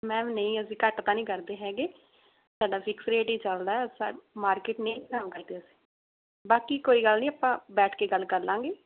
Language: Punjabi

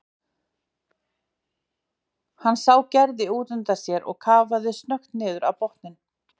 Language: Icelandic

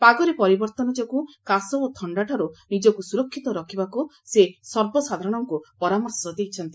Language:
Odia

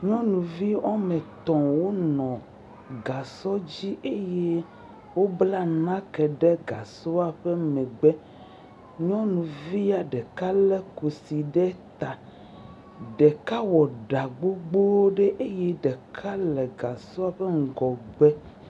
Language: Ewe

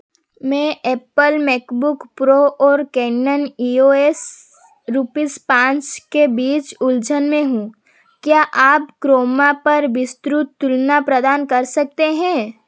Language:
Hindi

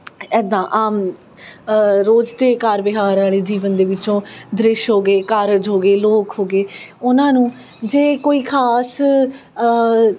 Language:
Punjabi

